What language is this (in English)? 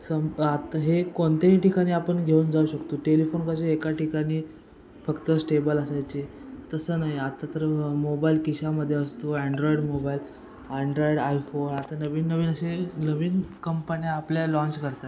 Marathi